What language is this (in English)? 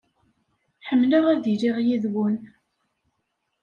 Kabyle